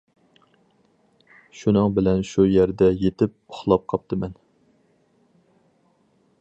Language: Uyghur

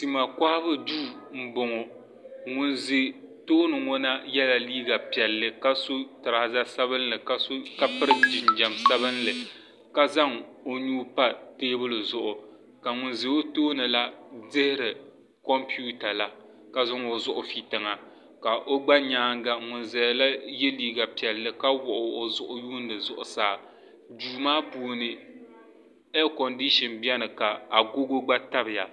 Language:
Dagbani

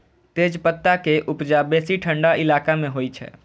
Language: Maithili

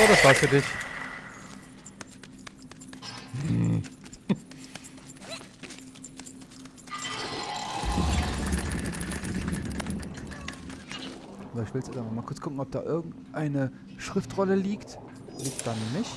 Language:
German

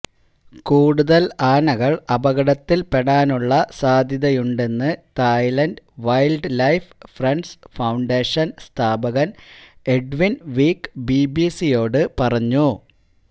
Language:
Malayalam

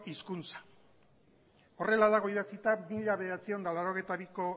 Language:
Basque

